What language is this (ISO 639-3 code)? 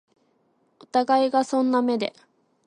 jpn